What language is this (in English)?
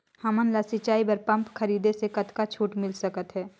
Chhattisgarhi